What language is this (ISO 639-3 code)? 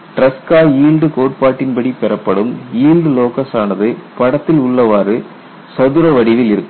tam